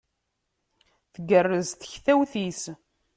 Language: Kabyle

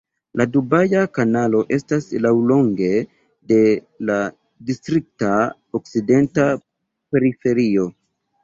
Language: Esperanto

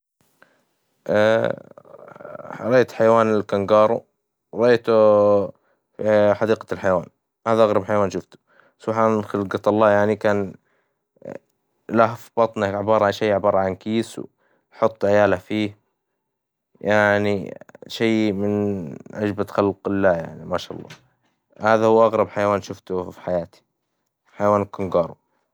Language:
Hijazi Arabic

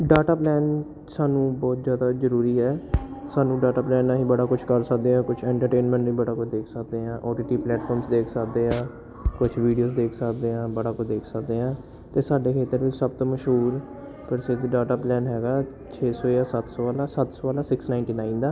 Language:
Punjabi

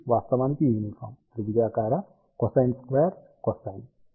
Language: Telugu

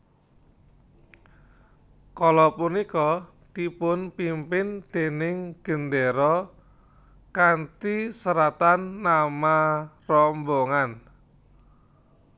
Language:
Javanese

